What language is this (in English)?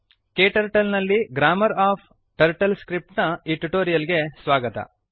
Kannada